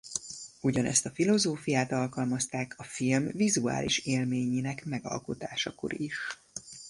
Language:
Hungarian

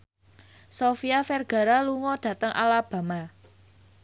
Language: Javanese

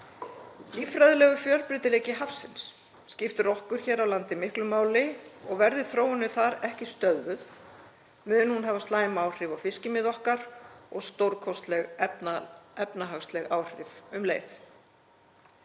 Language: Icelandic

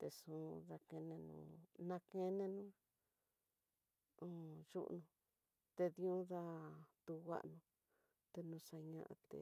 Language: Tidaá Mixtec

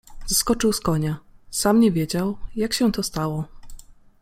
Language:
Polish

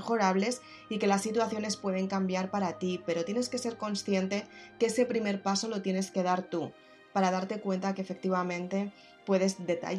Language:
Spanish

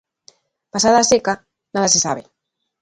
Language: Galician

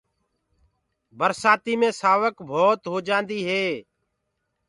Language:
Gurgula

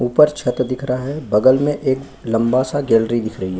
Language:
Hindi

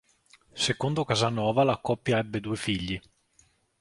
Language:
Italian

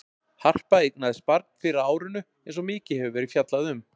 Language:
Icelandic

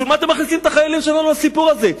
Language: Hebrew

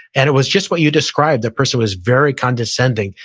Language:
English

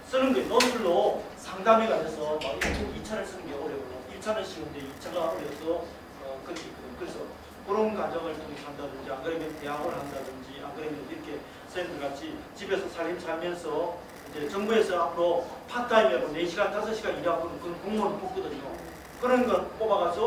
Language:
Korean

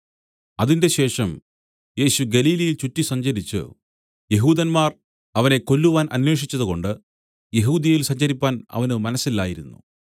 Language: Malayalam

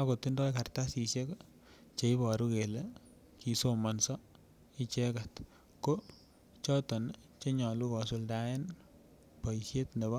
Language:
Kalenjin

